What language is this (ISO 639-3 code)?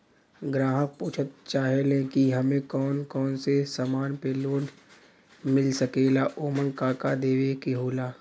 bho